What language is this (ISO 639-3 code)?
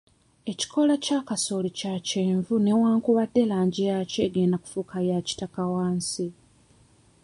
lug